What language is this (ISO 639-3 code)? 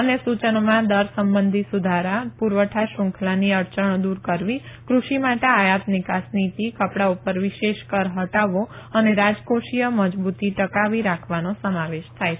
guj